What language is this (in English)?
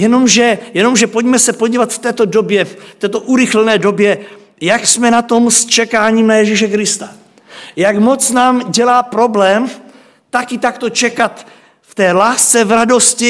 Czech